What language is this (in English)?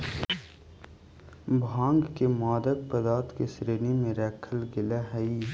Magahi